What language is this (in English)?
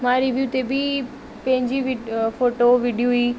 Sindhi